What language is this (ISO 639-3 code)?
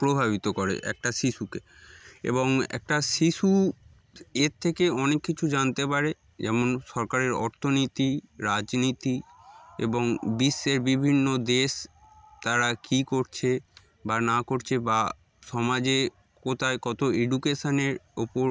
ben